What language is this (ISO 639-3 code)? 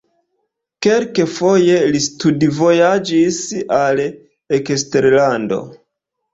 epo